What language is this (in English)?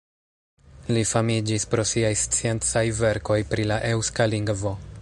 Esperanto